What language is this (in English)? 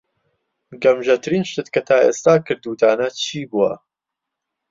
Central Kurdish